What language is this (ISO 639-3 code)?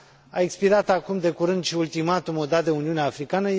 ron